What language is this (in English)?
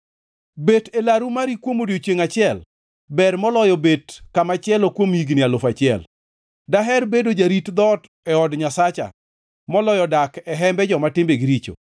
Luo (Kenya and Tanzania)